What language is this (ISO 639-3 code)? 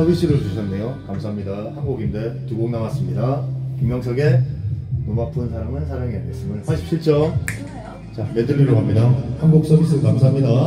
kor